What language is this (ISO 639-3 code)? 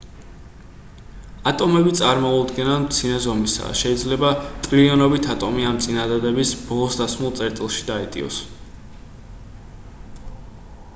kat